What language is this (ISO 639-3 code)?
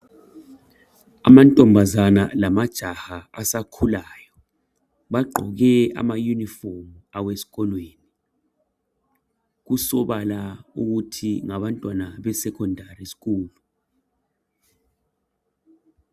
nde